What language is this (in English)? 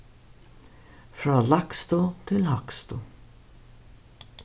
Faroese